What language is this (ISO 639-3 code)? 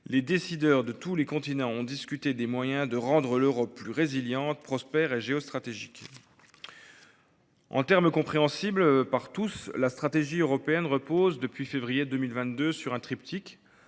fra